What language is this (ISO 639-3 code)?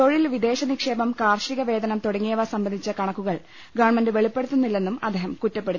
mal